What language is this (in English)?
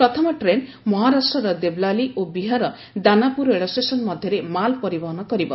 Odia